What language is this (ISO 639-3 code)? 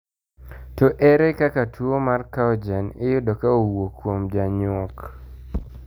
luo